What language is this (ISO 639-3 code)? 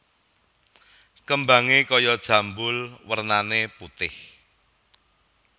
jav